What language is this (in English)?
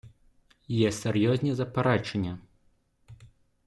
Ukrainian